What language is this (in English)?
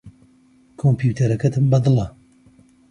Central Kurdish